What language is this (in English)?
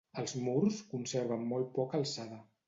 Catalan